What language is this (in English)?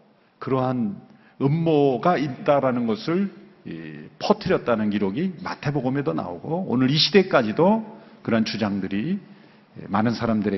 Korean